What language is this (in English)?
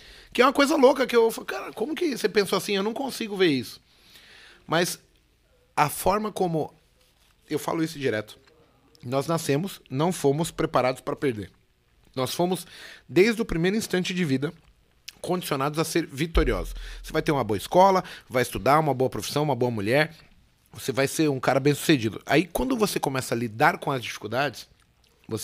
Portuguese